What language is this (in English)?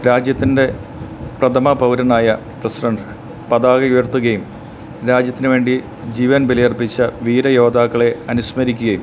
Malayalam